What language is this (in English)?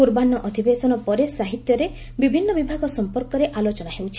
Odia